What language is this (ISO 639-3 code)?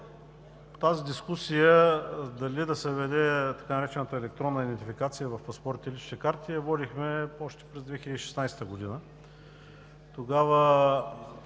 bul